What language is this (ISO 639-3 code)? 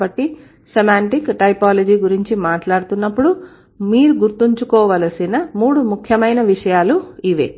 tel